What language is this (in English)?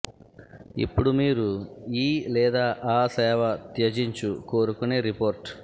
Telugu